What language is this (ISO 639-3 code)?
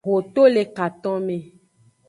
ajg